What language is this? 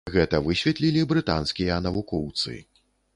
Belarusian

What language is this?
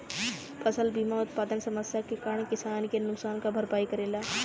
Bhojpuri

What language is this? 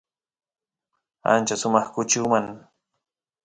Santiago del Estero Quichua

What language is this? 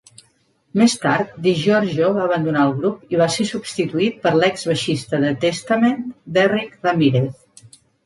Catalan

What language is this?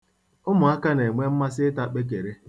Igbo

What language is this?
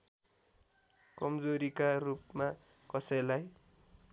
Nepali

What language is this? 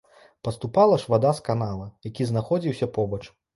Belarusian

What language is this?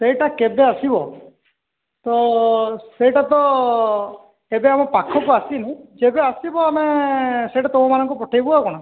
Odia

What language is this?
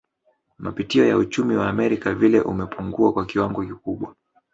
Swahili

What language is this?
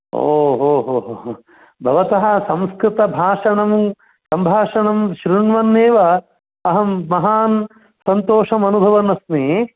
Sanskrit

